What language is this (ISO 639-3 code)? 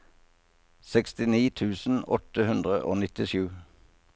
nor